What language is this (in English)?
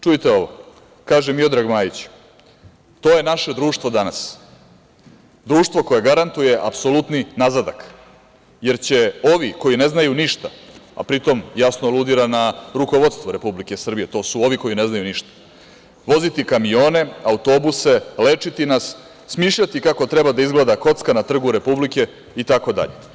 Serbian